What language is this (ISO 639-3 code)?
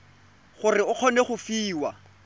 tsn